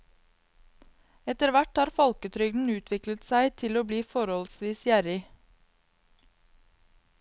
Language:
Norwegian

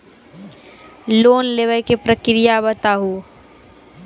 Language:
Maithili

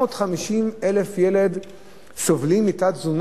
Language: Hebrew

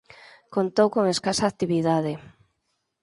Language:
Galician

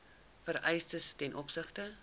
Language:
Afrikaans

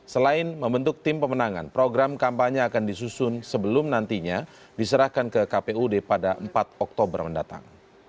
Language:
Indonesian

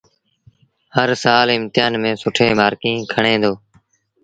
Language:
Sindhi Bhil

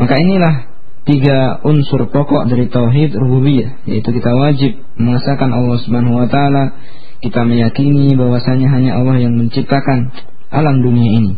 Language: Indonesian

